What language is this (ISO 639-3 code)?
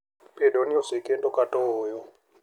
luo